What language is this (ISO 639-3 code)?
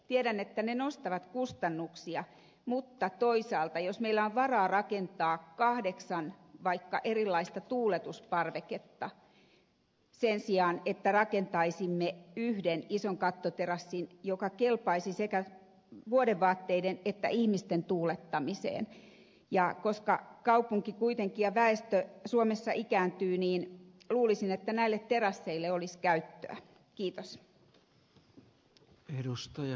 fin